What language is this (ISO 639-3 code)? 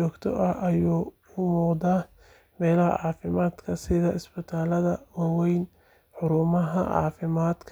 som